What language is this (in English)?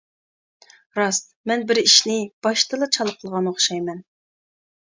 Uyghur